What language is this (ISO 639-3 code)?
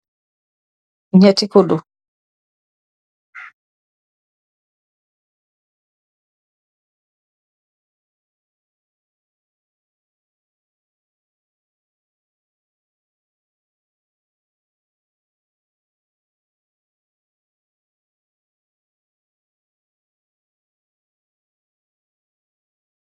wol